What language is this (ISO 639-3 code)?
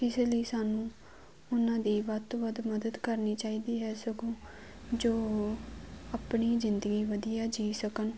pan